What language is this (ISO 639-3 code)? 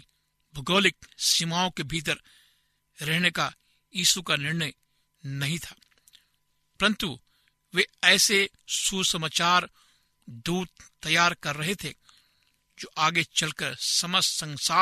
hin